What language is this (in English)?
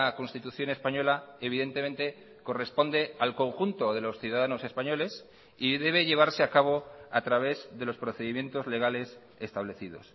Spanish